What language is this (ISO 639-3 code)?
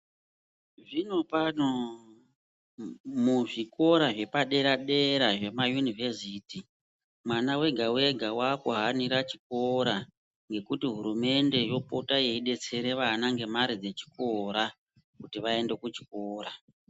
ndc